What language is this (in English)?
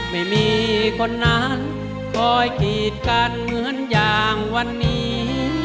Thai